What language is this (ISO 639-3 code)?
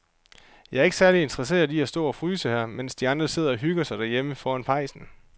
dan